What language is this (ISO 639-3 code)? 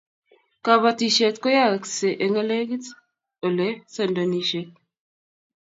kln